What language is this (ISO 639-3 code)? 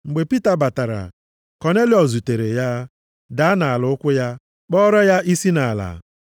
ibo